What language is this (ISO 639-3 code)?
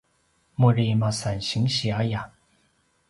pwn